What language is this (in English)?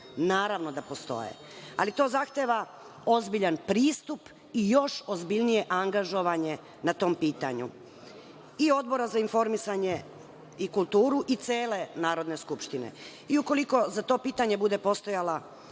Serbian